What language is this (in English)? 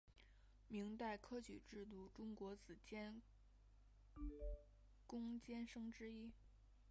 Chinese